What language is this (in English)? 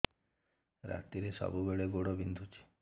Odia